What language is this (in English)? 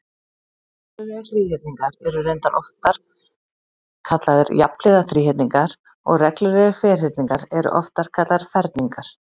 Icelandic